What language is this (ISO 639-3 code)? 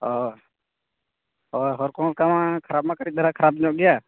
sat